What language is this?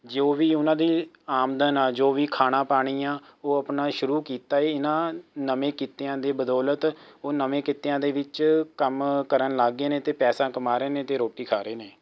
Punjabi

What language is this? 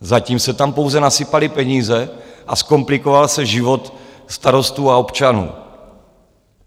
Czech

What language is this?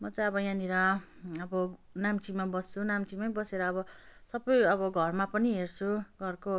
Nepali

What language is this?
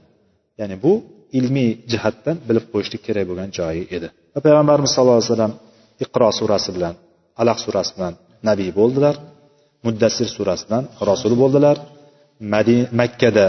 Bulgarian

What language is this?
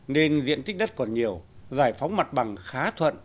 Vietnamese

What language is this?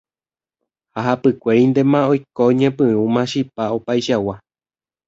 Guarani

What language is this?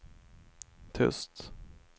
Swedish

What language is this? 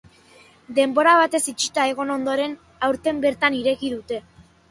Basque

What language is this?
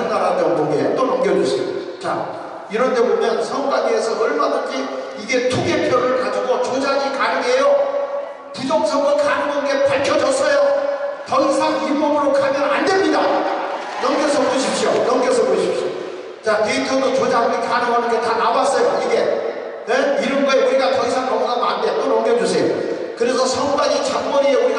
Korean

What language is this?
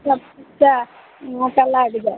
Maithili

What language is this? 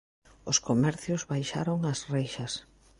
Galician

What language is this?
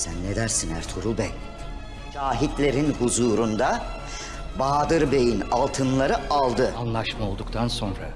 Turkish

